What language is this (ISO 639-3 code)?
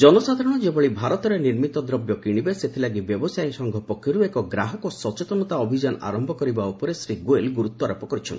ori